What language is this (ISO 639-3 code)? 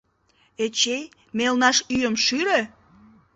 chm